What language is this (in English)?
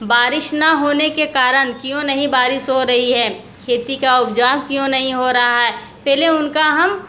Hindi